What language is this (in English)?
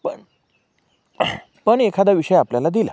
Marathi